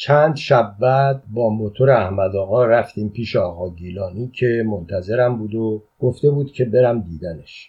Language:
Persian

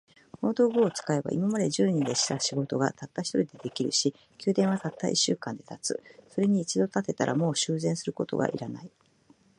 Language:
Japanese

